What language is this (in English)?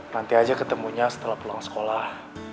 Indonesian